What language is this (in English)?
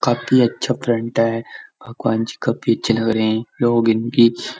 Hindi